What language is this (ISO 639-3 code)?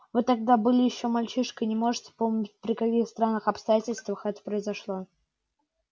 rus